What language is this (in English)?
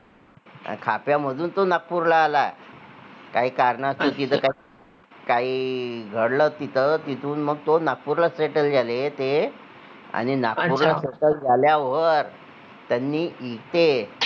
Marathi